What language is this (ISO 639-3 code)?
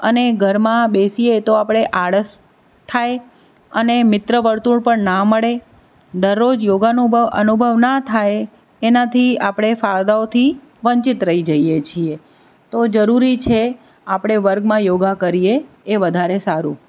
guj